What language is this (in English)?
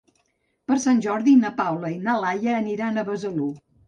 Catalan